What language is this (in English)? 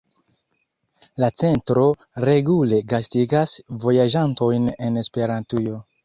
Esperanto